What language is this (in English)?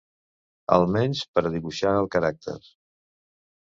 Catalan